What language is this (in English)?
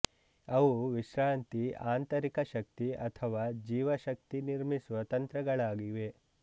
Kannada